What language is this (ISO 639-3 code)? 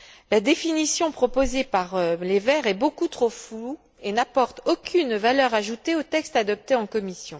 fra